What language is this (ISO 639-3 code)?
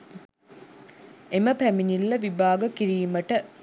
sin